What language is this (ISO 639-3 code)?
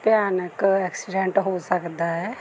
pan